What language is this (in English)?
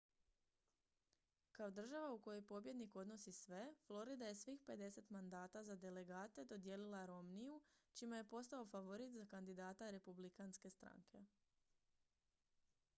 Croatian